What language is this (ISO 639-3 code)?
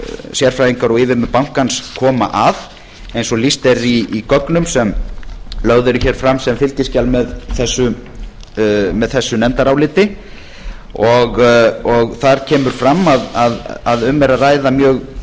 isl